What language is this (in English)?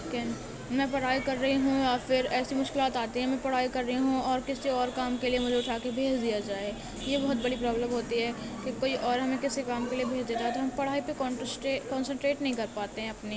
Urdu